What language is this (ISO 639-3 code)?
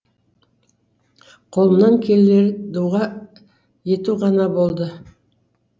kaz